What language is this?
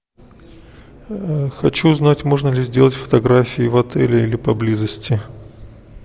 Russian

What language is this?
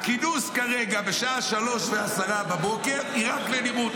Hebrew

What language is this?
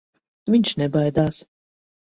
Latvian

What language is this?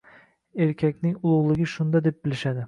Uzbek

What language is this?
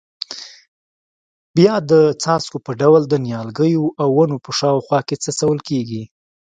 Pashto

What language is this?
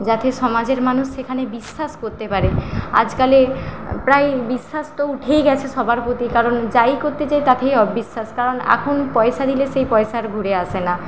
Bangla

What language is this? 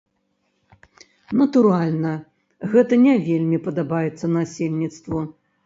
Belarusian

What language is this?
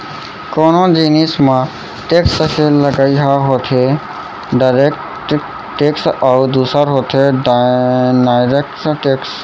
Chhattisgarhi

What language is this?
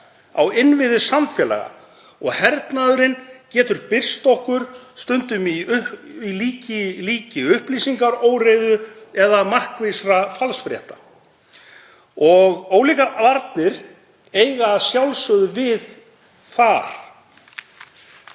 Icelandic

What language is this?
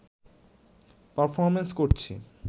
Bangla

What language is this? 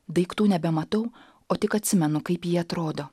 Lithuanian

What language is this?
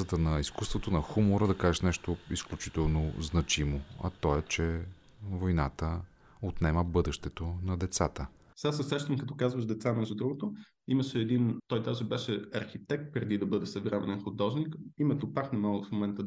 Bulgarian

